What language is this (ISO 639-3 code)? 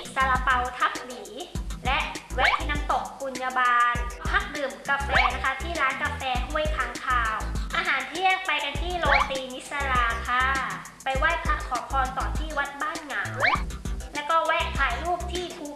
tha